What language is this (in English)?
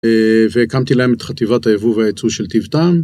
Hebrew